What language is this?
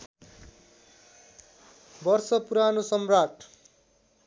Nepali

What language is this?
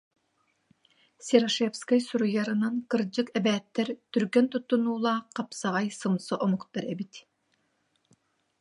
Yakut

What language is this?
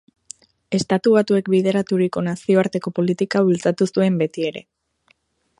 Basque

